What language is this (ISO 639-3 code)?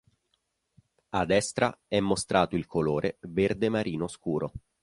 ita